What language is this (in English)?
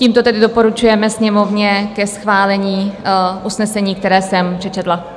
Czech